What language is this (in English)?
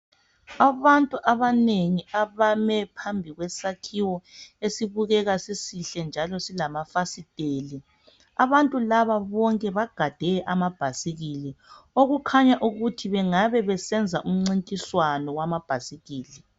North Ndebele